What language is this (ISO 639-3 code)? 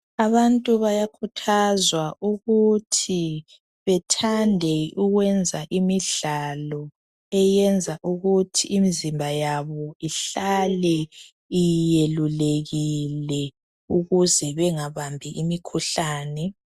nde